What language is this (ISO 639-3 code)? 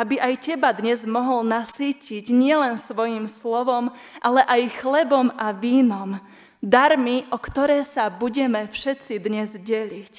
slk